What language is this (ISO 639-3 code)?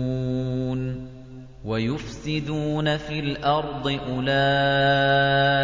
ara